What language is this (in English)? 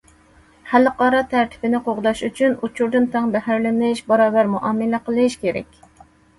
Uyghur